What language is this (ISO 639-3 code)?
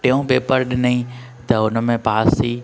snd